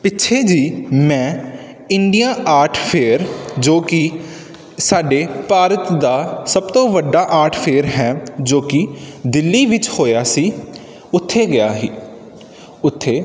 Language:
Punjabi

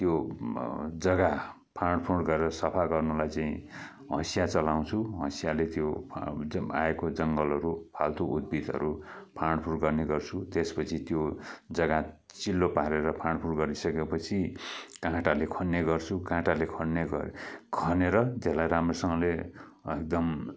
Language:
Nepali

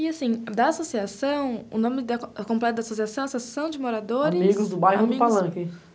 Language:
Portuguese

